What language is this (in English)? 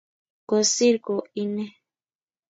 Kalenjin